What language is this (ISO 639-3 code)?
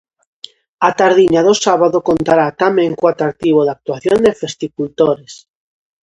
glg